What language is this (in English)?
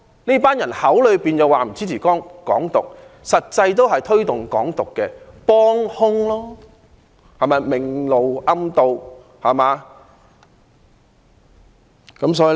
Cantonese